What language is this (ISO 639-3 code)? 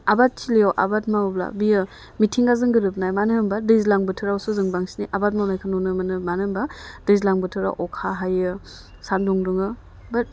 brx